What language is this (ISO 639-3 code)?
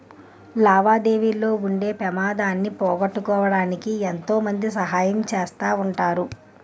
tel